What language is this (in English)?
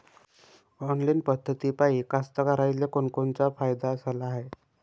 Marathi